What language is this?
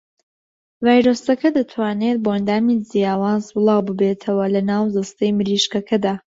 Central Kurdish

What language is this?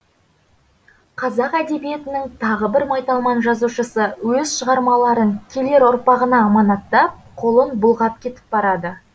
Kazakh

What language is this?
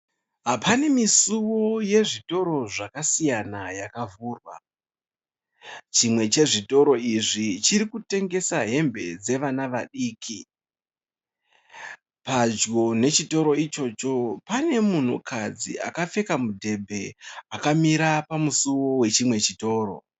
Shona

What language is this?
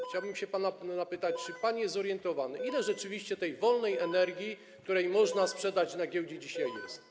Polish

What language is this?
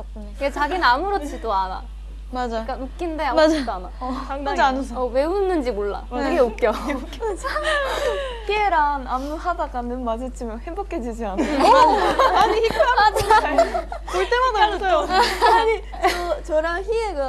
Korean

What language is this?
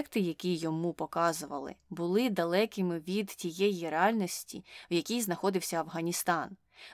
Ukrainian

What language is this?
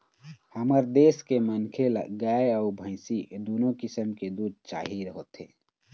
Chhattisgarhi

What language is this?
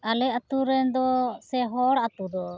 Santali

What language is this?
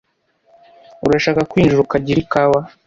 Kinyarwanda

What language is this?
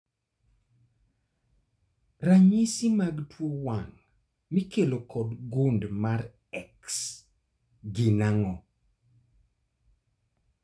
Luo (Kenya and Tanzania)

